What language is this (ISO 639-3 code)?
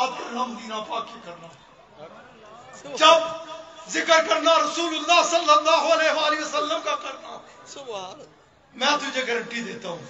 ara